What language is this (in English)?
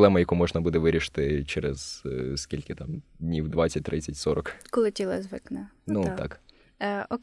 Ukrainian